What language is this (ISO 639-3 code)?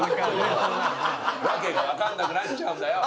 jpn